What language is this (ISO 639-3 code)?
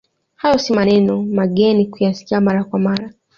swa